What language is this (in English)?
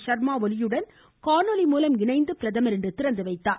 Tamil